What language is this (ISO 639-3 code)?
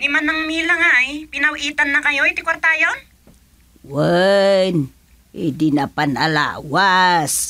fil